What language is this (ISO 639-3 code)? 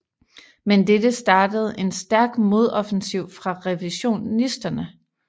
dan